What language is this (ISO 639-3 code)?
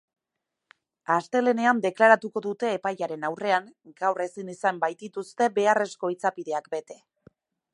eus